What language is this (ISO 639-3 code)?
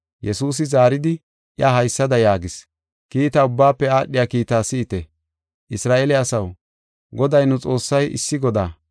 gof